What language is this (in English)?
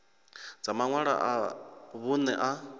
Venda